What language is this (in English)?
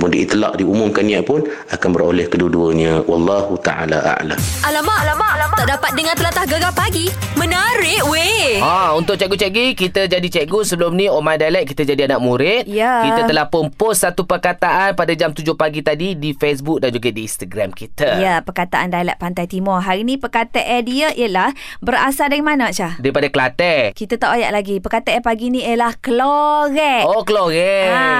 Malay